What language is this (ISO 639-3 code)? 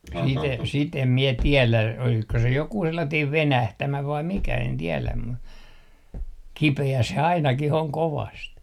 fin